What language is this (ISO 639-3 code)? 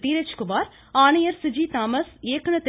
tam